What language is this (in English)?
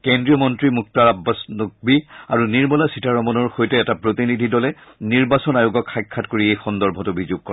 Assamese